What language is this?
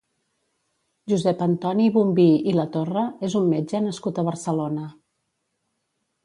Catalan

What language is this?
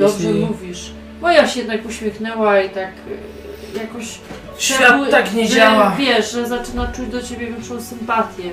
Polish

